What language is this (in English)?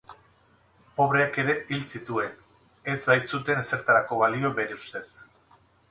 Basque